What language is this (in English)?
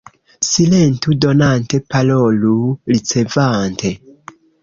Esperanto